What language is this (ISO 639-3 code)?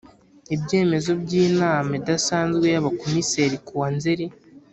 kin